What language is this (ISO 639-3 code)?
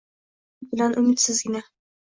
uzb